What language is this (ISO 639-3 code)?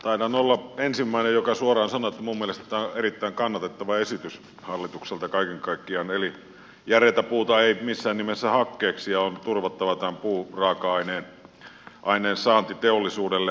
fin